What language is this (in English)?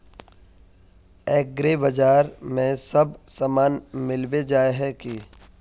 Magahi